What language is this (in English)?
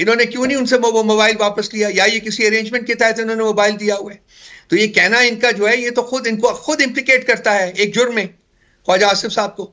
Hindi